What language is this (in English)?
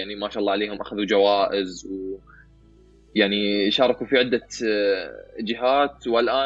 Arabic